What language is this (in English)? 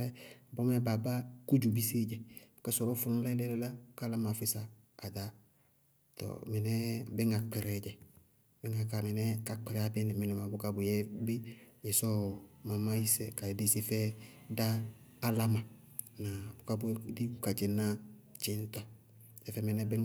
Bago-Kusuntu